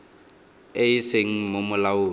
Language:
Tswana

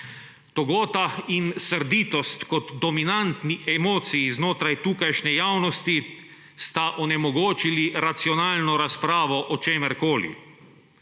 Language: Slovenian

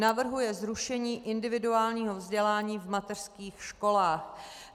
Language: Czech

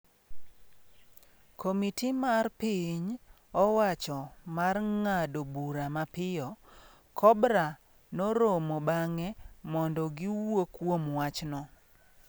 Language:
Luo (Kenya and Tanzania)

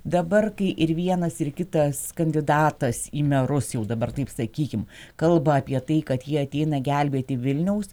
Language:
Lithuanian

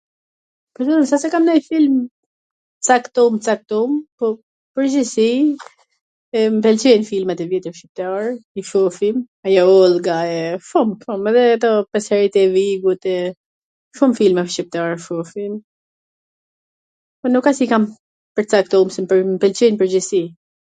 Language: Gheg Albanian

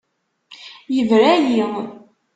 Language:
Kabyle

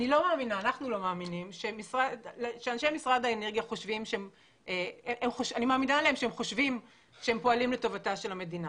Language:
Hebrew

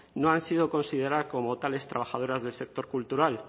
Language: Spanish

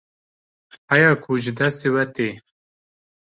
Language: Kurdish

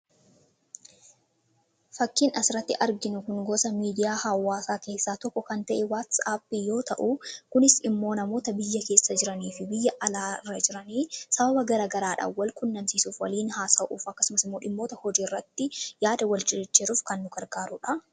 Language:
Oromo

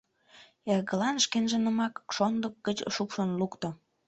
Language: Mari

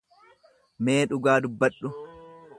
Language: Oromo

